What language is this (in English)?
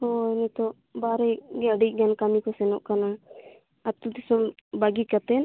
Santali